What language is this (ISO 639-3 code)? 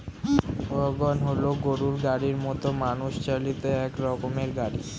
ben